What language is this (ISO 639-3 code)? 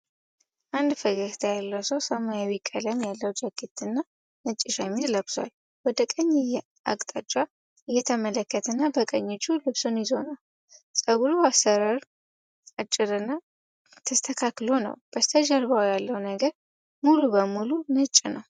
amh